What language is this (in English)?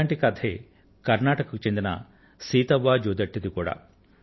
Telugu